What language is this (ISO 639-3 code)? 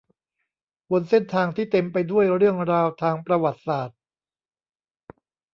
tha